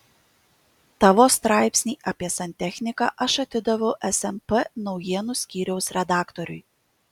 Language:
Lithuanian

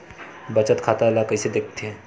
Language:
Chhattisgarhi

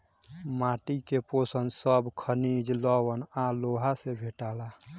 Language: Bhojpuri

